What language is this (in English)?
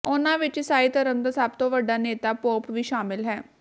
Punjabi